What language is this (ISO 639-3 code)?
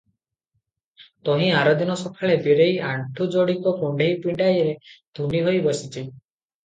ori